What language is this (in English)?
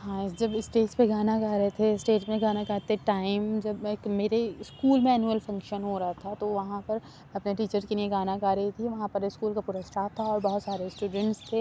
Urdu